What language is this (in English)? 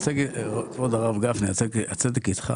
Hebrew